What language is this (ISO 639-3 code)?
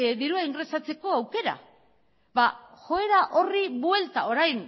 eus